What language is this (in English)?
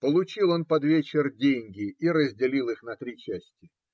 Russian